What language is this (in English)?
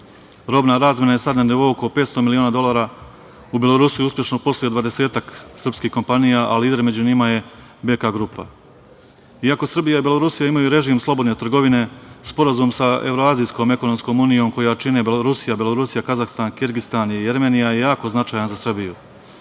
Serbian